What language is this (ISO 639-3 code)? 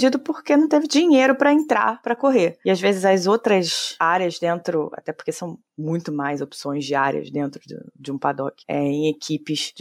por